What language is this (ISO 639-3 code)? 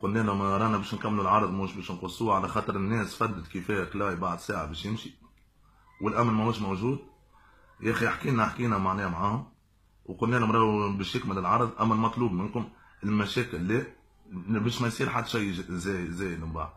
ara